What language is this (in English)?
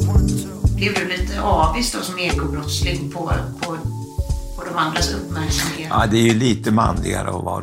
Swedish